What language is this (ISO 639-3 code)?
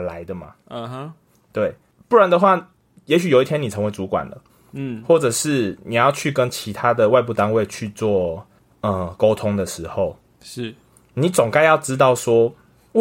zho